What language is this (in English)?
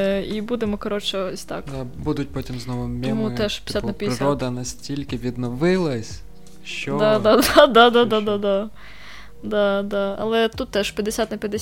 Ukrainian